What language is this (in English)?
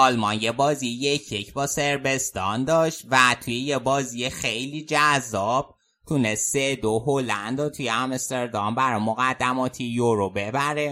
Persian